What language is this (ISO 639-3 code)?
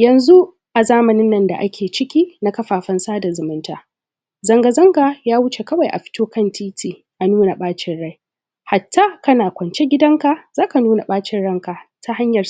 hau